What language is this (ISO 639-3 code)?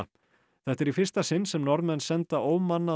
isl